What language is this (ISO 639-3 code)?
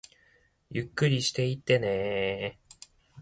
jpn